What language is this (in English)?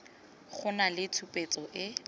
Tswana